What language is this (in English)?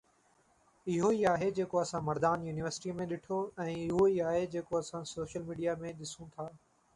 Sindhi